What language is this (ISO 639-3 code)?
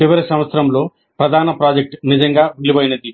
tel